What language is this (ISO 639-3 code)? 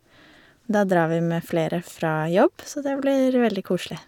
nor